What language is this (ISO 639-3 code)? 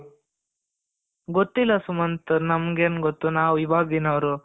kan